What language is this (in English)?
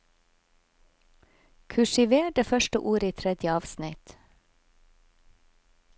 Norwegian